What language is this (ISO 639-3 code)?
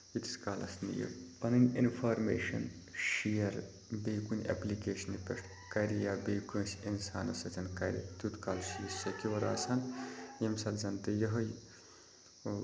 kas